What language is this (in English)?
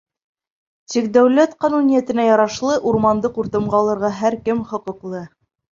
Bashkir